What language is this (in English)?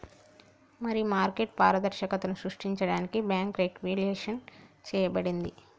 Telugu